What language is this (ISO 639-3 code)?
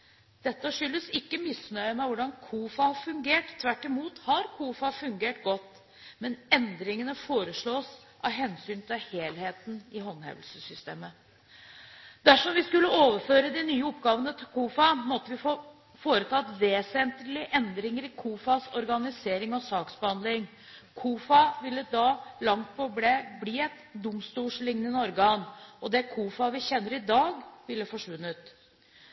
nob